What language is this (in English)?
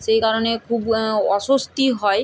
Bangla